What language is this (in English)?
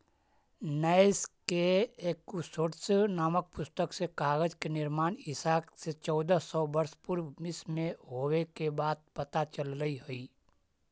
Magahi